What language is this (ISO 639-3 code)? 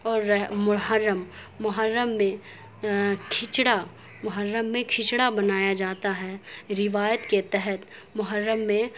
urd